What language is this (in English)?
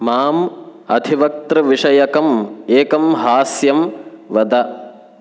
Sanskrit